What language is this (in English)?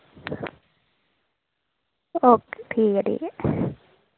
Dogri